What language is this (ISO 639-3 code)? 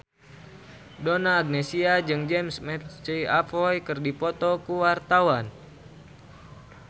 sun